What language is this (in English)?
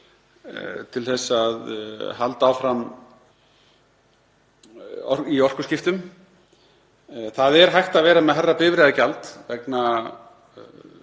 Icelandic